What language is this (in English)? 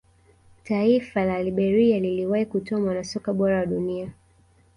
Swahili